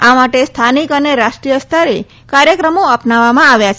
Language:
Gujarati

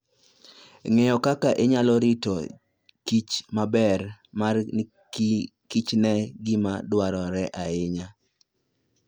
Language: Luo (Kenya and Tanzania)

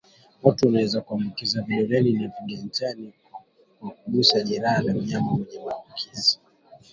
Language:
Swahili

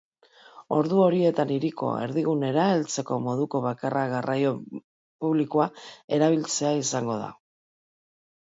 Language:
Basque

